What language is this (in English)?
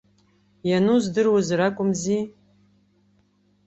Abkhazian